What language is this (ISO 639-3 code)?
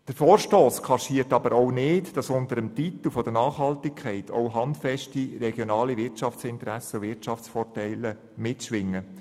gsw